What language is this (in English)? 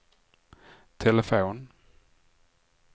Swedish